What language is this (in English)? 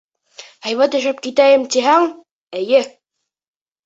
Bashkir